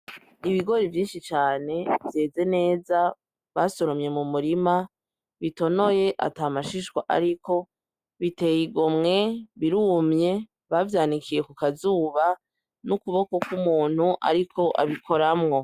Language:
Rundi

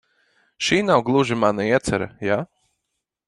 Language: Latvian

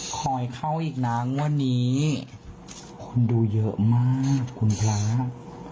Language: Thai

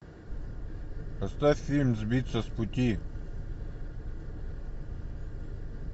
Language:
Russian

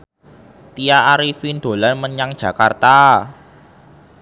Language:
Javanese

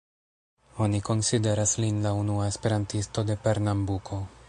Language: Esperanto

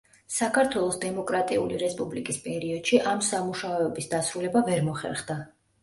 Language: Georgian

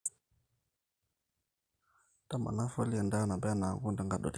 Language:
Masai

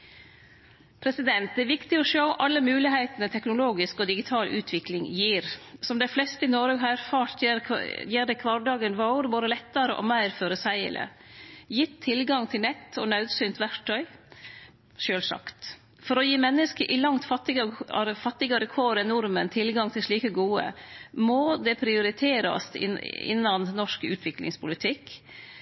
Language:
Norwegian Nynorsk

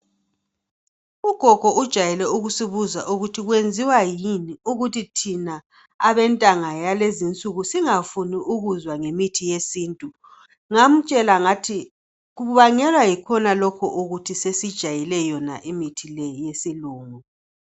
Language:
North Ndebele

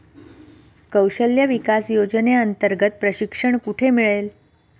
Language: Marathi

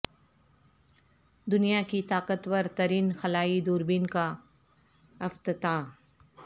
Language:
Urdu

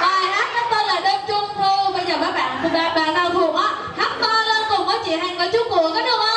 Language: Vietnamese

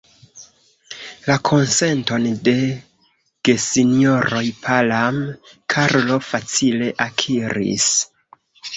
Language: Esperanto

